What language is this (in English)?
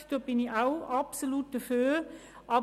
Swiss German